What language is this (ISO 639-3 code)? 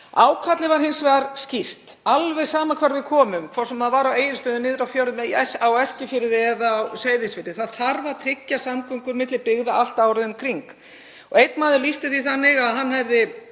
isl